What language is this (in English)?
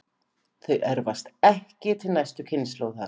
Icelandic